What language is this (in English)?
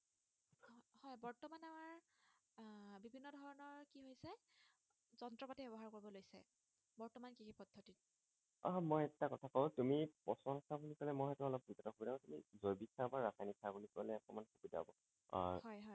Assamese